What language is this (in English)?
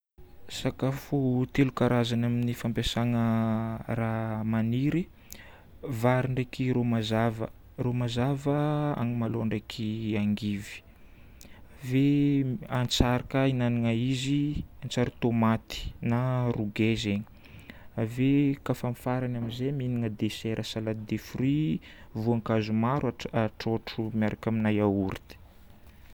Northern Betsimisaraka Malagasy